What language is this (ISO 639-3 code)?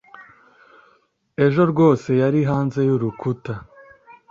kin